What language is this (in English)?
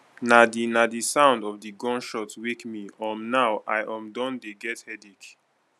Nigerian Pidgin